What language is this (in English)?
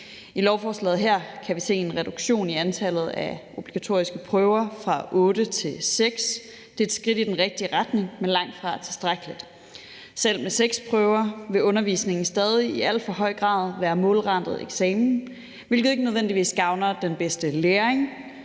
Danish